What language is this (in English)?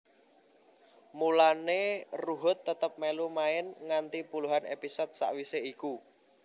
Javanese